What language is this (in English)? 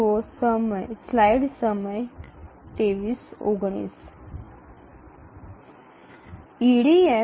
Bangla